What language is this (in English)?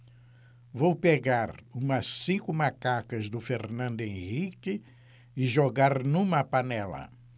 Portuguese